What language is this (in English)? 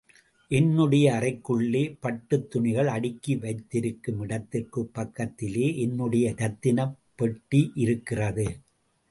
Tamil